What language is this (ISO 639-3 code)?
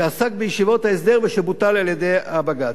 heb